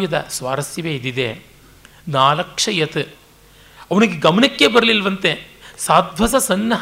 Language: Kannada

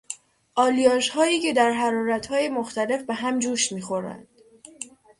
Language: Persian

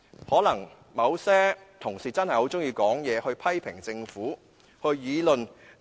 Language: Cantonese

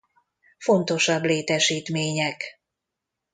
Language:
Hungarian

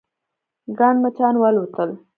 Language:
Pashto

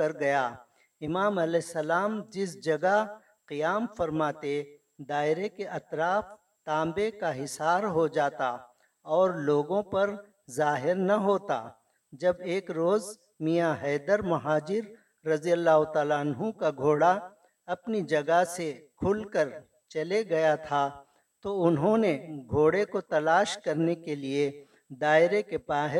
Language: Urdu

